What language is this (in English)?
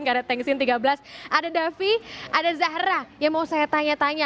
Indonesian